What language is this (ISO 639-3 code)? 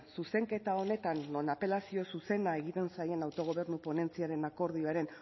eus